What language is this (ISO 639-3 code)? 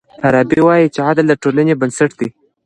pus